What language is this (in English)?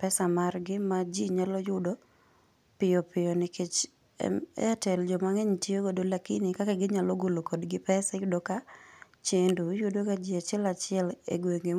Luo (Kenya and Tanzania)